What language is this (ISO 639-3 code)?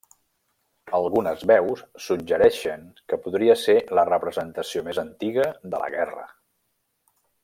cat